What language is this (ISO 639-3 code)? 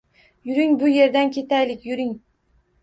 uzb